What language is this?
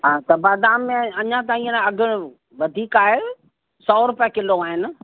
Sindhi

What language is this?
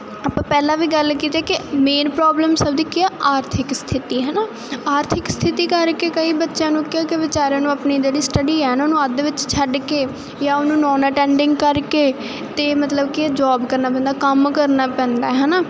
Punjabi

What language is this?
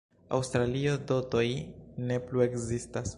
Esperanto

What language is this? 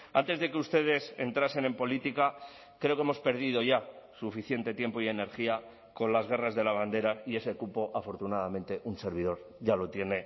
Spanish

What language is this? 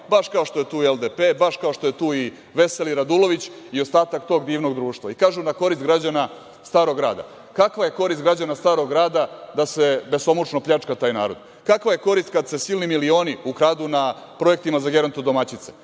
Serbian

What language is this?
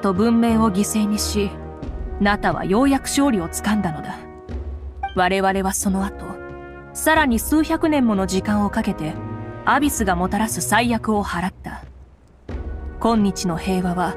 Japanese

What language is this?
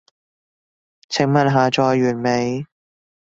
Cantonese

